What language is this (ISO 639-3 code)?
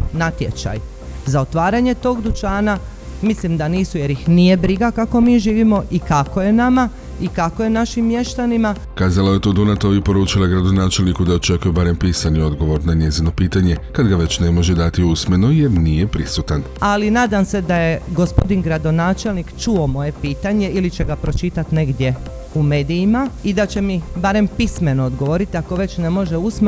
hrv